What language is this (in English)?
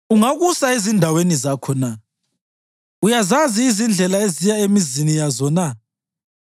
North Ndebele